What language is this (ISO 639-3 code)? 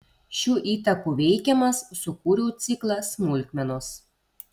lit